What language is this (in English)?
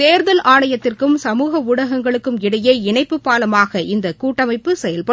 Tamil